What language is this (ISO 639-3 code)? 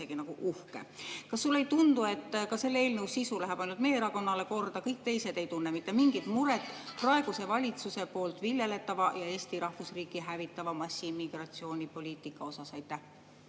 est